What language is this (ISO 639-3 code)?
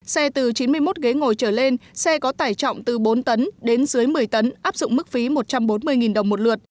vie